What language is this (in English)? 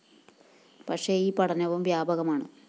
Malayalam